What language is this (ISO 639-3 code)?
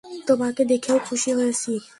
ben